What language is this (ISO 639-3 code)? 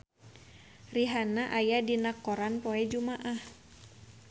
sun